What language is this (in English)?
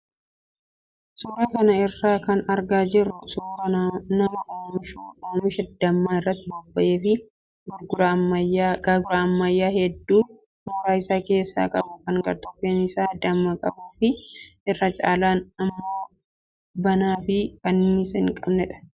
Oromo